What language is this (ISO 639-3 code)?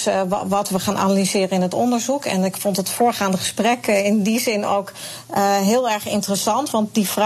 nld